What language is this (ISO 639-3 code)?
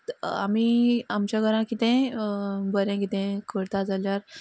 kok